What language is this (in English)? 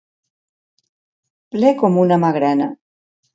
Catalan